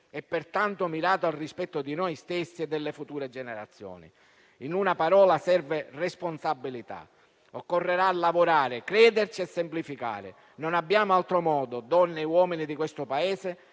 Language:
Italian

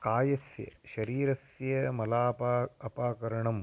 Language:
Sanskrit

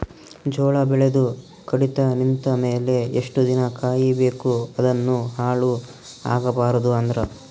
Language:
Kannada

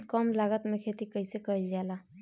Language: Bhojpuri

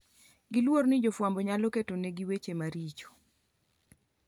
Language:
Luo (Kenya and Tanzania)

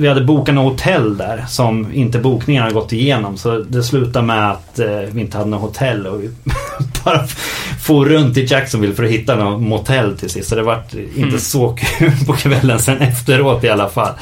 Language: Swedish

